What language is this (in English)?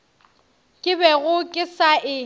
Northern Sotho